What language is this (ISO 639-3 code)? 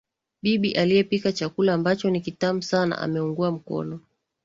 swa